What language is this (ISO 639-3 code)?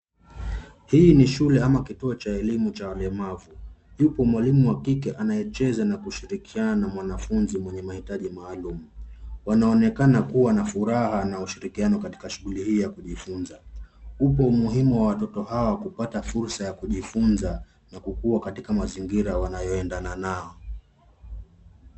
swa